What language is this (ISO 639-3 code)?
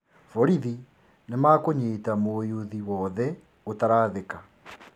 kik